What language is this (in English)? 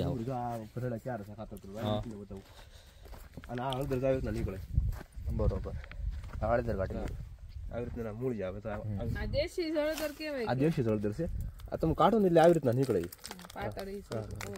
Gujarati